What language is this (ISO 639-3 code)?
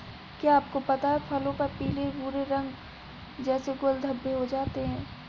hin